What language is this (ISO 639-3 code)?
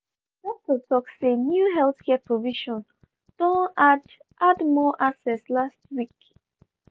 pcm